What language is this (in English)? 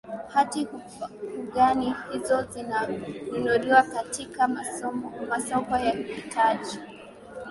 Swahili